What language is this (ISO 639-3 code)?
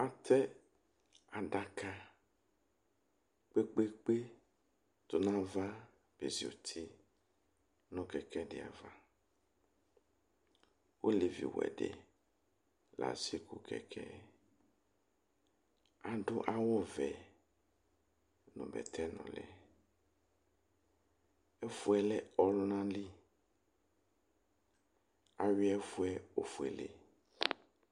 kpo